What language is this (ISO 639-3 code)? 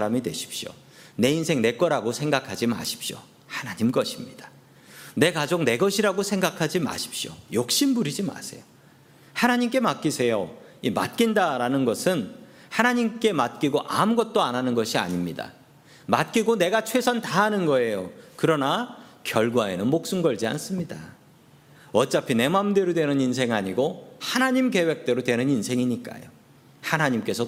kor